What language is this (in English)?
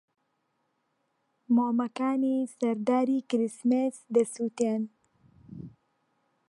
Central Kurdish